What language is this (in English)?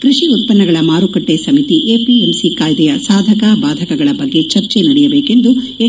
Kannada